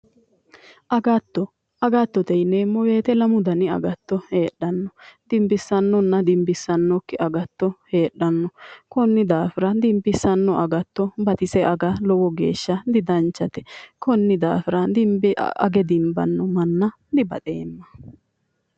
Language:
Sidamo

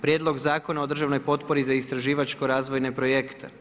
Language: Croatian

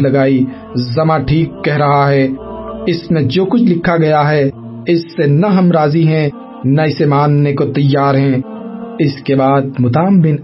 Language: Urdu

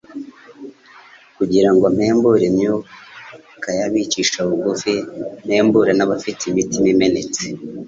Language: Kinyarwanda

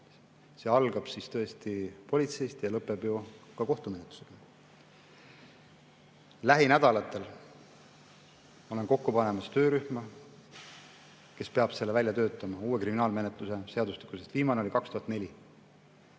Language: Estonian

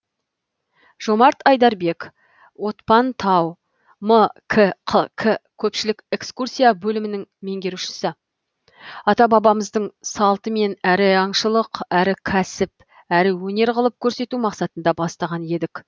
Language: Kazakh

